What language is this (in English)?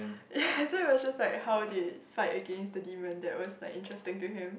English